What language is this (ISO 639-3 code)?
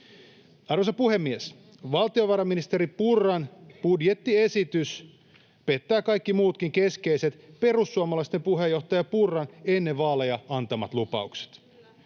fin